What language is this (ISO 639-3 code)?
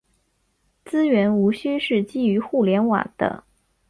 zho